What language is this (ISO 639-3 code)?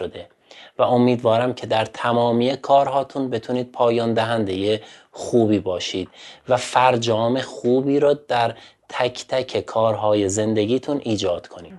fas